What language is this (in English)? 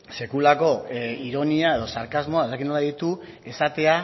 Basque